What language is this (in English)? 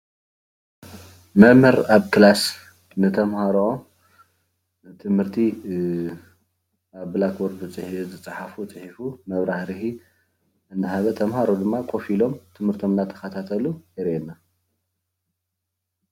Tigrinya